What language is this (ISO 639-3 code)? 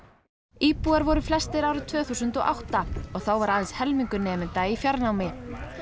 isl